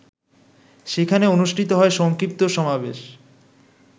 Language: Bangla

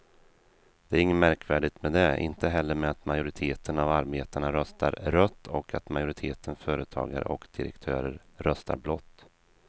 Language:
Swedish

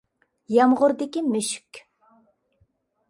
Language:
Uyghur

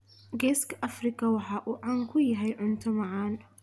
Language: Somali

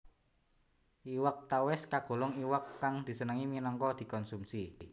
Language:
Javanese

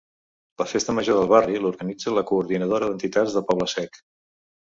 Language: Catalan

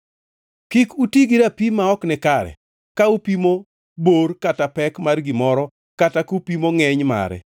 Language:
Luo (Kenya and Tanzania)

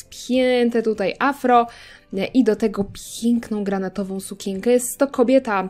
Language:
Polish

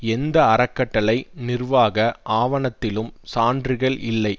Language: Tamil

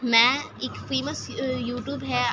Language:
Urdu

